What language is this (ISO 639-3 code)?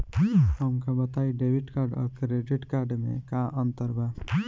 bho